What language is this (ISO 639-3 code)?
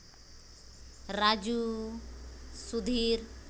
sat